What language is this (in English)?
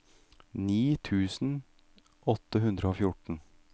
Norwegian